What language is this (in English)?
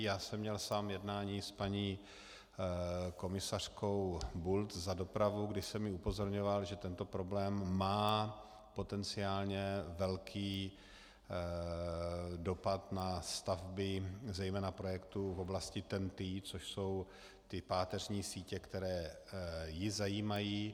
Czech